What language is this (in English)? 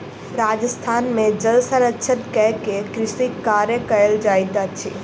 Maithili